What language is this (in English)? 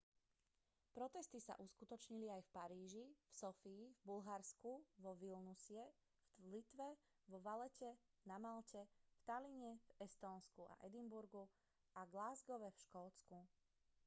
Slovak